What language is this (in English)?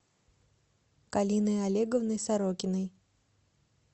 Russian